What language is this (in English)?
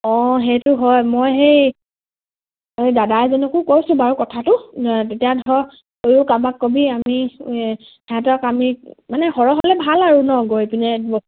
Assamese